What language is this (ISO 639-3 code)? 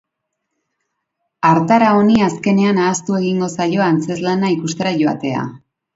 eus